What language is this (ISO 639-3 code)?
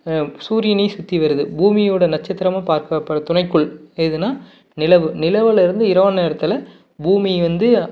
tam